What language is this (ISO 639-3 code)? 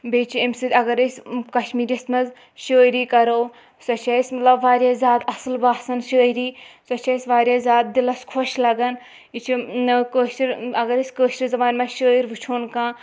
kas